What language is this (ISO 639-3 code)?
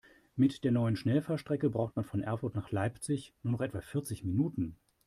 deu